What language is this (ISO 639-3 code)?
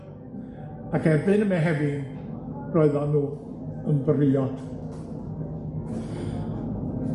cym